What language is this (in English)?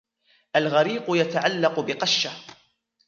Arabic